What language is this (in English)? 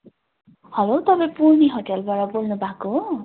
Nepali